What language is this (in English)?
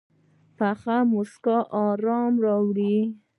Pashto